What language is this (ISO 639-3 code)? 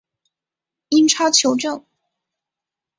zho